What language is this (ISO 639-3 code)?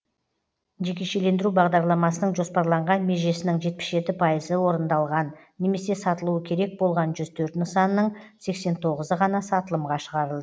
kaz